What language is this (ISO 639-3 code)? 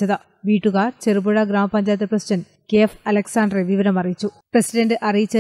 mal